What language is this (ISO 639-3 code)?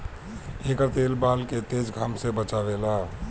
bho